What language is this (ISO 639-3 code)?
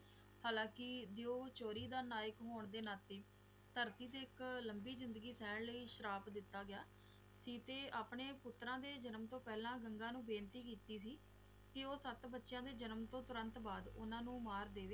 pan